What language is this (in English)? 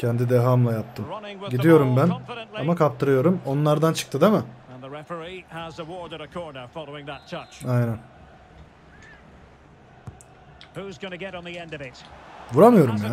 Turkish